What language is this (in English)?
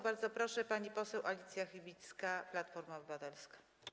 Polish